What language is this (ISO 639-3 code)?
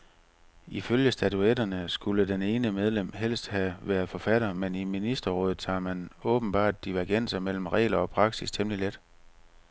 dan